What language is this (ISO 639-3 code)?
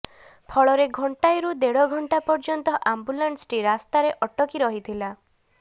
ori